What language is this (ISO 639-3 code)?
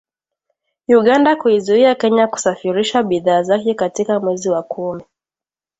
swa